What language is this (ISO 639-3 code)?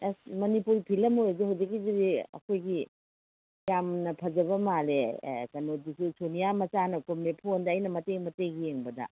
mni